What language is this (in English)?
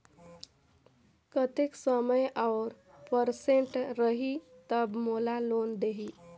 Chhattisgarhi